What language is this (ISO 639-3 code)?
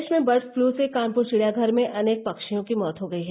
hin